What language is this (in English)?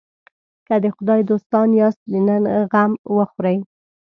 Pashto